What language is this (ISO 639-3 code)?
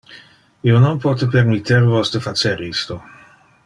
ina